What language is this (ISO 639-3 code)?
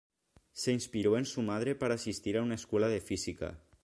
spa